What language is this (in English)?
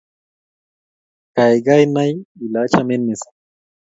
Kalenjin